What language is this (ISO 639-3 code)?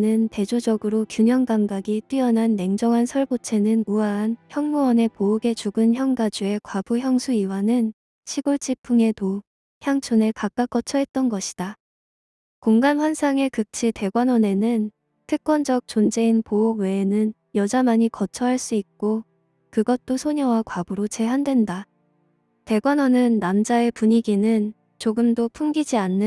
kor